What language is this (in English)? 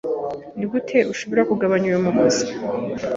Kinyarwanda